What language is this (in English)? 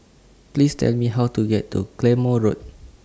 English